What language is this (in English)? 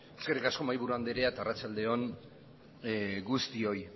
Basque